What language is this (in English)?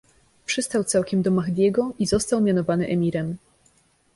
Polish